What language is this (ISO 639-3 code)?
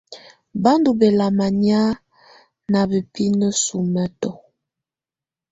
tvu